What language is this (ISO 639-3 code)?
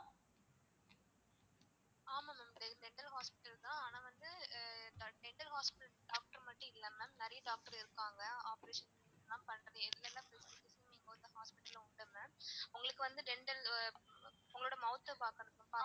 tam